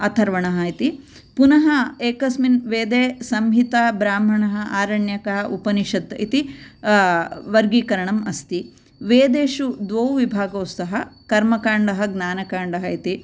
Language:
Sanskrit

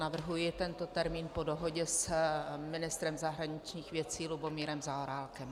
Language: Czech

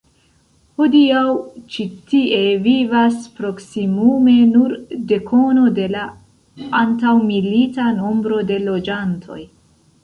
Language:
Esperanto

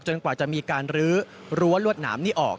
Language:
Thai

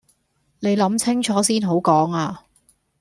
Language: Cantonese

